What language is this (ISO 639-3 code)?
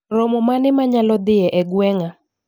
luo